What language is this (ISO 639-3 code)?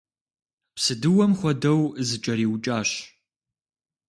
kbd